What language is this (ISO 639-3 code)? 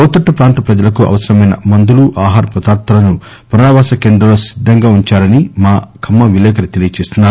tel